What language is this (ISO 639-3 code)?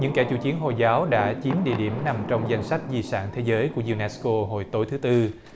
vie